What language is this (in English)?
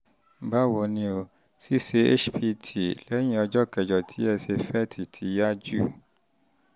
Yoruba